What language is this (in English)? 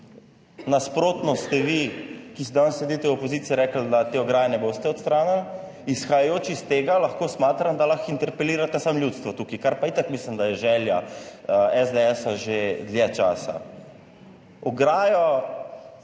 Slovenian